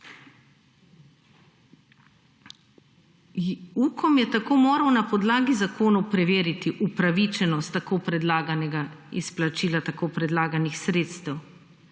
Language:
Slovenian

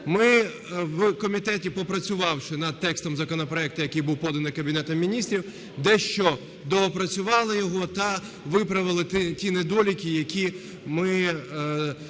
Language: Ukrainian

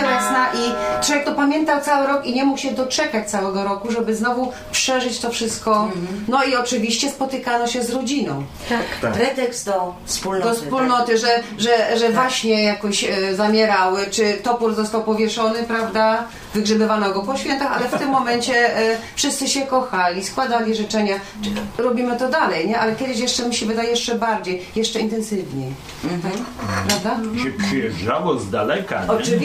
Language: Polish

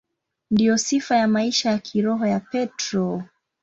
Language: Swahili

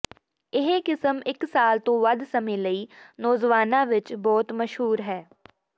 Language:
Punjabi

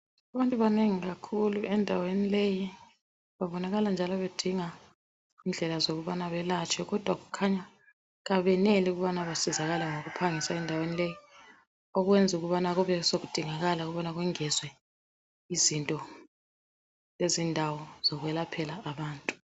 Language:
North Ndebele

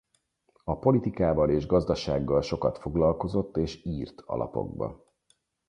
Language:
Hungarian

